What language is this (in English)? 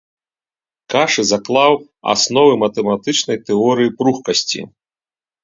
Belarusian